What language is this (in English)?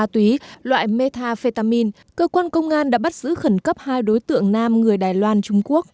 Vietnamese